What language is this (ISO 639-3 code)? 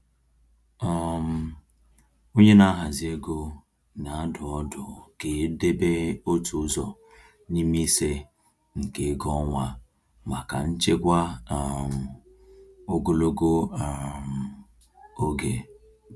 ibo